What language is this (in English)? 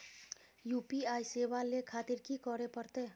Maithili